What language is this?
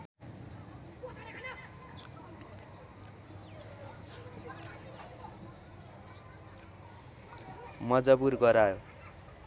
Nepali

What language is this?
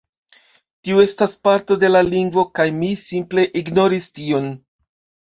Esperanto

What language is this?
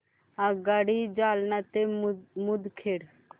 Marathi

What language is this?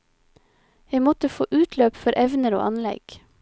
Norwegian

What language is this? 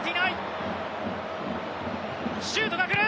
Japanese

